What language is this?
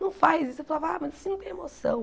Portuguese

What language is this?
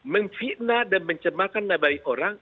Indonesian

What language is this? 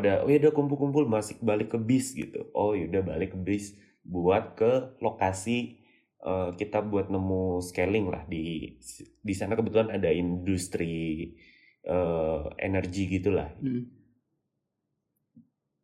Indonesian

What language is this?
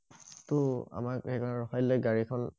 Assamese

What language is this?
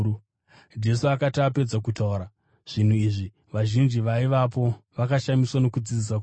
Shona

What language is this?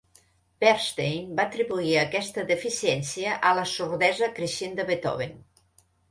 Catalan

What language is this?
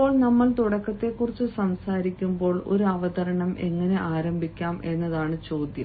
Malayalam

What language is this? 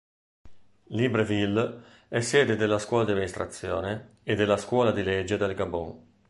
Italian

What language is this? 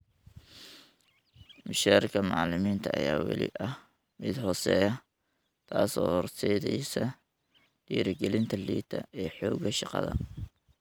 Somali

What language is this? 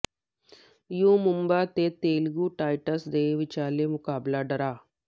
Punjabi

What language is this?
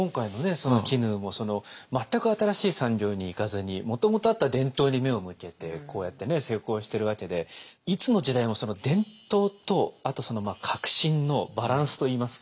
Japanese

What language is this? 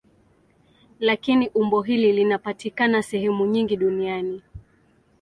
Swahili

